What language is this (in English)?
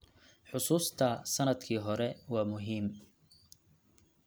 Somali